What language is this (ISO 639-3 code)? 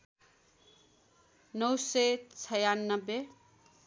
nep